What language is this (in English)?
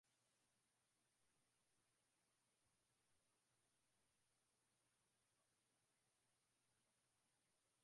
Swahili